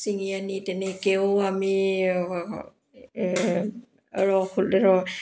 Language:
Assamese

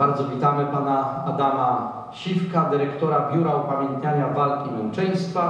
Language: Polish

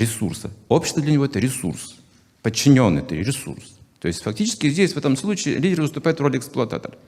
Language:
Russian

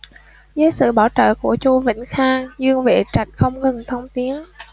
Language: Vietnamese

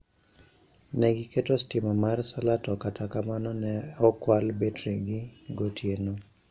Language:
Luo (Kenya and Tanzania)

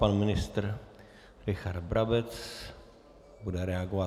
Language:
Czech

